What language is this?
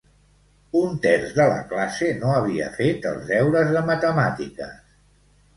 Catalan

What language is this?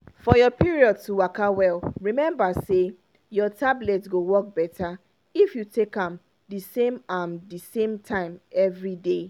Nigerian Pidgin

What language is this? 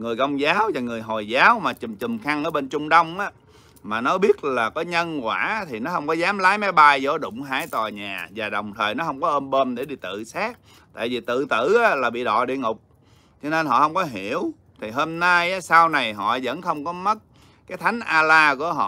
Vietnamese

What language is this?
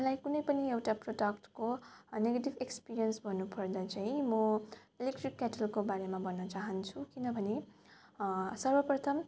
Nepali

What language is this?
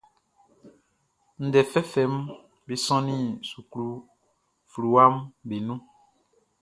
Baoulé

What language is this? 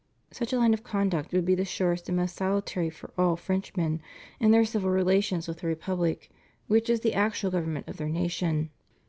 English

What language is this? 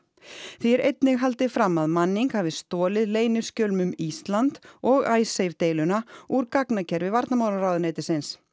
Icelandic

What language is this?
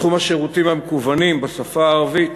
Hebrew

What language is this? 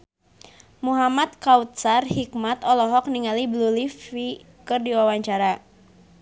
Sundanese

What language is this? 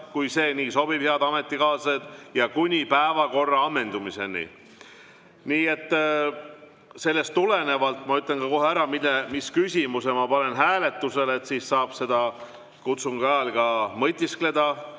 Estonian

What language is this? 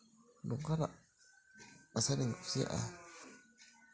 Santali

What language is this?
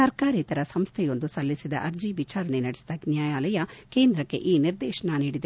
Kannada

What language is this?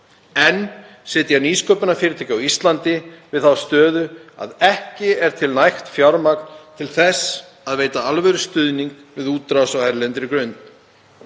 Icelandic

